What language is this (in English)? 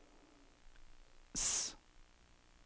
Norwegian